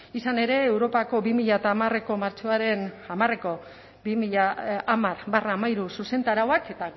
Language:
Basque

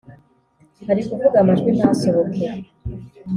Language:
Kinyarwanda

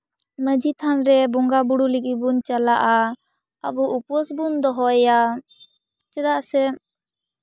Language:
Santali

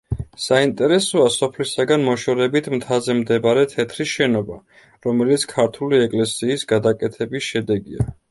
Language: Georgian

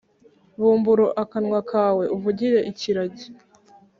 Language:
Kinyarwanda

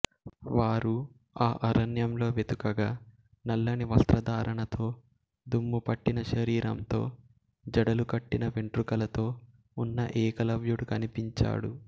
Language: Telugu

